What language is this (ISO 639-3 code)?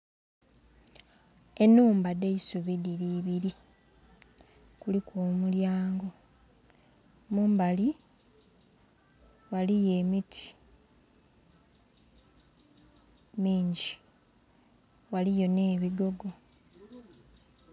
xog